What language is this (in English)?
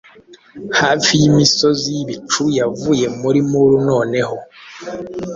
Kinyarwanda